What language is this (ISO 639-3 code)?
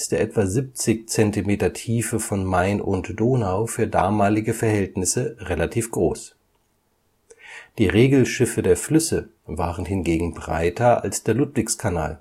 deu